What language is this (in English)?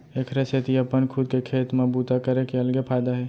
Chhattisgarhi